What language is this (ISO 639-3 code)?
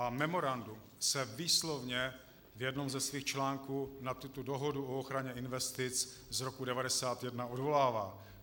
ces